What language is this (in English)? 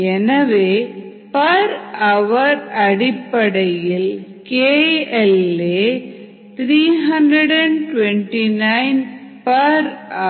Tamil